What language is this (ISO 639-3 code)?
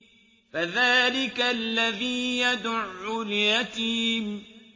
ara